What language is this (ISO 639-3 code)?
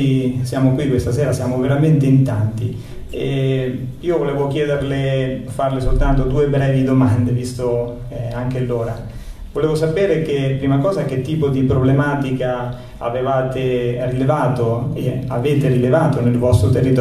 ita